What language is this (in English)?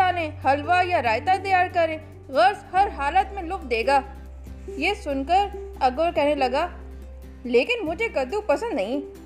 Urdu